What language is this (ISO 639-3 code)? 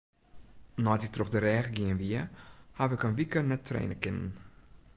fry